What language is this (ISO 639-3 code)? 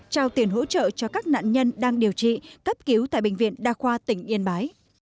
vie